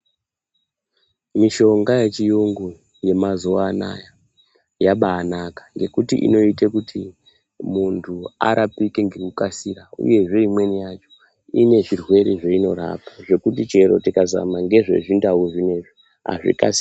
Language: Ndau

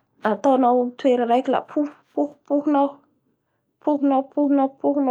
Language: Bara Malagasy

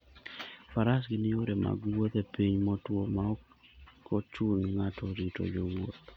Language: Luo (Kenya and Tanzania)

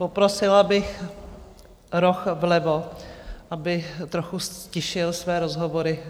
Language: Czech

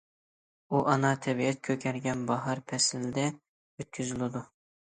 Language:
Uyghur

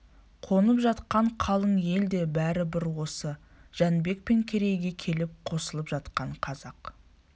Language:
Kazakh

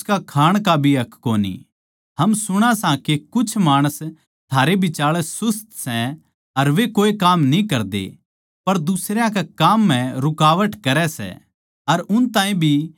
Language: Haryanvi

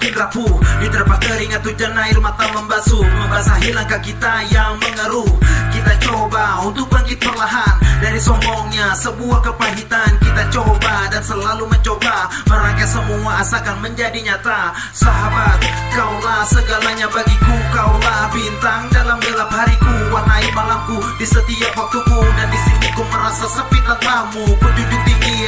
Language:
Indonesian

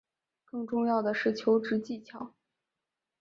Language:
Chinese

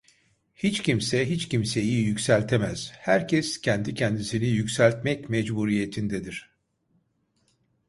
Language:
Turkish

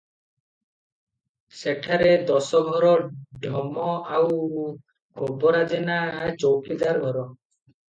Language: Odia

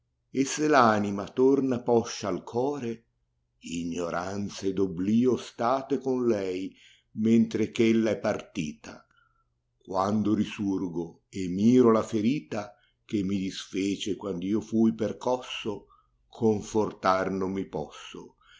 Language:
Italian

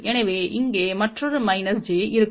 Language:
Tamil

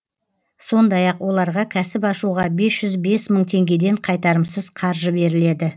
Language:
Kazakh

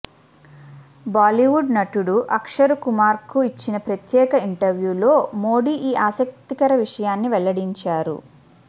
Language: Telugu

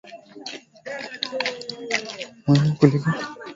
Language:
Swahili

